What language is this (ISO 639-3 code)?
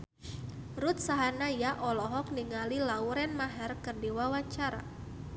sun